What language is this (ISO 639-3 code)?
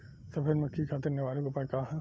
bho